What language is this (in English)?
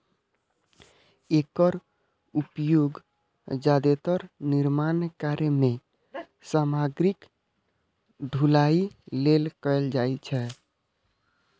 Maithili